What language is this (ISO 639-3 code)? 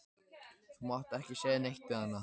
isl